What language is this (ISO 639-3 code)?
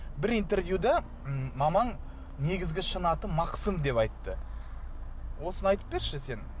kaz